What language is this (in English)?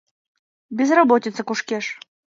Mari